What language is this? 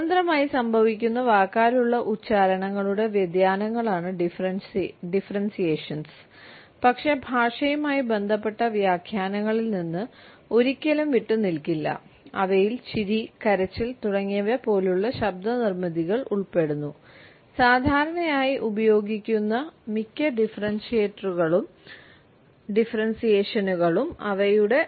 Malayalam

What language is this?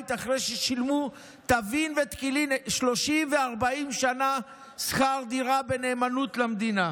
Hebrew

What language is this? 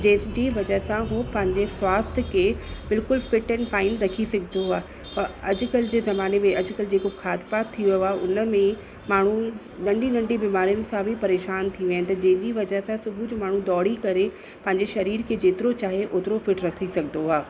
Sindhi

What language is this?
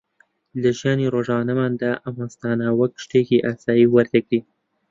Central Kurdish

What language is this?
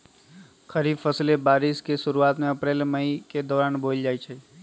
Magahi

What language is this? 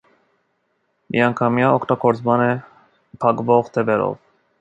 Armenian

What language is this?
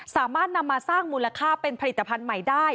Thai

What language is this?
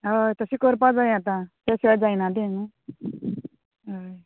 Konkani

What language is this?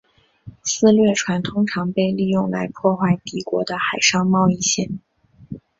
Chinese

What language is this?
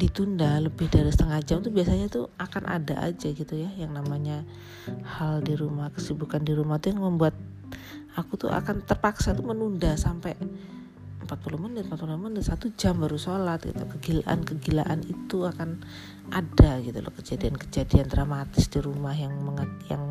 Indonesian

